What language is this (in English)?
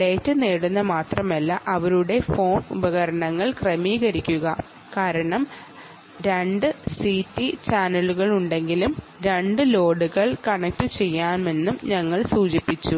Malayalam